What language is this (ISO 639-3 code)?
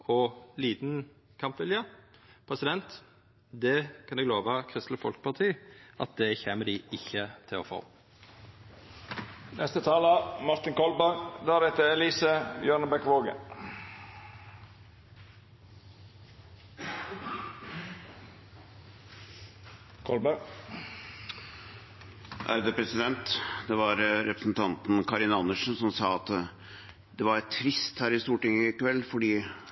nor